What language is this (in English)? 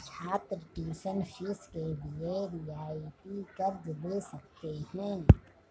Hindi